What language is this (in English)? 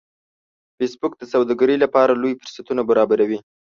Pashto